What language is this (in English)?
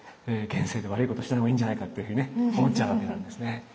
Japanese